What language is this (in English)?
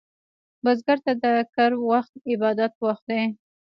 Pashto